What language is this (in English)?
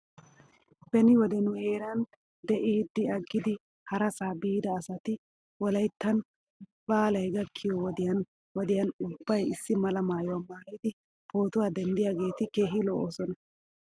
Wolaytta